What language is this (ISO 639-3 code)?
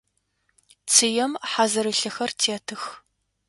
ady